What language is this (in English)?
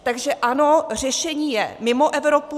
Czech